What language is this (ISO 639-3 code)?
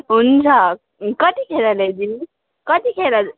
nep